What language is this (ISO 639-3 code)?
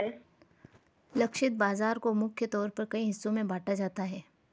hin